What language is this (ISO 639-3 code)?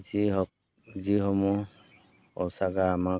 asm